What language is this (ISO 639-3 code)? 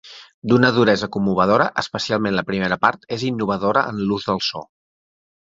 cat